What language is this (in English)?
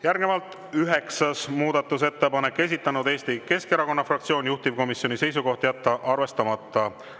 Estonian